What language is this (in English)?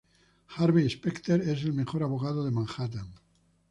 Spanish